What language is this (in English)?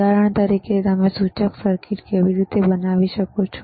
Gujarati